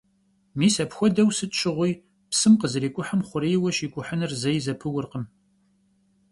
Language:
Kabardian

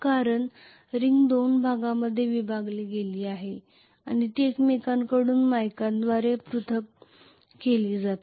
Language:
Marathi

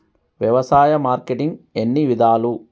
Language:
Telugu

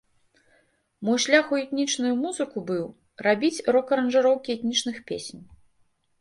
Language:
Belarusian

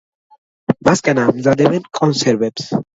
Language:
Georgian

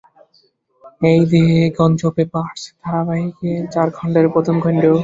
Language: Bangla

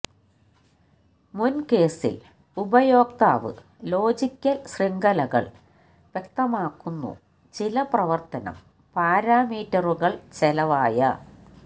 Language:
Malayalam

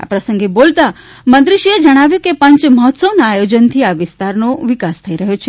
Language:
Gujarati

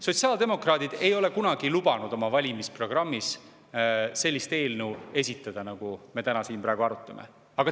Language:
Estonian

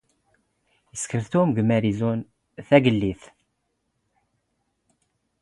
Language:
Standard Moroccan Tamazight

